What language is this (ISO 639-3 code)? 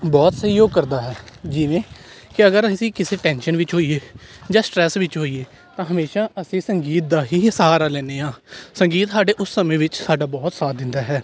pan